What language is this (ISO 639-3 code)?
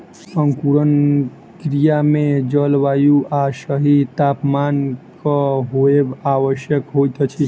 mai